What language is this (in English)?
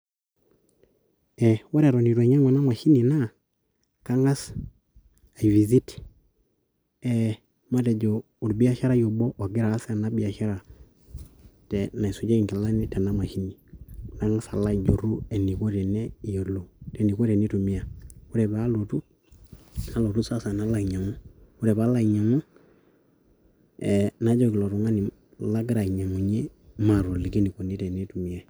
Masai